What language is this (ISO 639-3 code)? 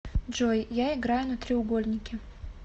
rus